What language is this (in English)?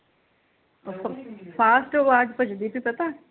Punjabi